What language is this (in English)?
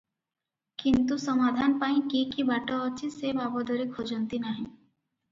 Odia